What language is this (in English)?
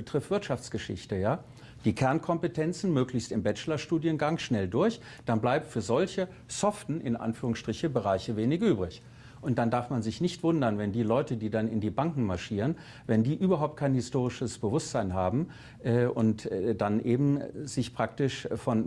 German